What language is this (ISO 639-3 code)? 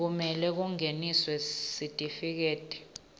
ssw